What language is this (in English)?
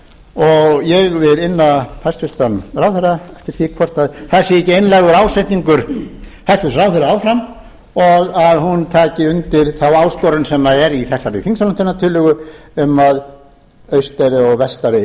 Icelandic